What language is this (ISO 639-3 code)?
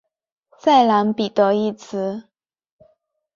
zho